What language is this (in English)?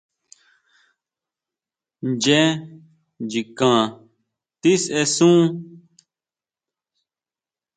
Huautla Mazatec